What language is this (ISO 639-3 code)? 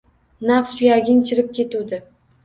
uzb